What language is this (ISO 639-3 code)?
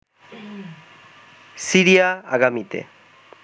ben